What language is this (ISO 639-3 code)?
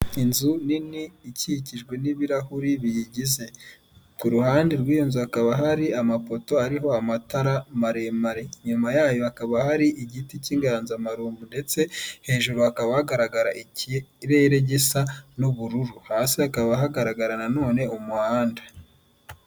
kin